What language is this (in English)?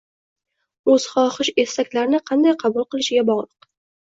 Uzbek